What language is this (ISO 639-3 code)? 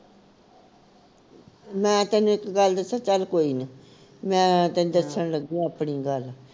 pan